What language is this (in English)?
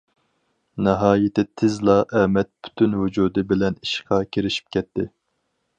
Uyghur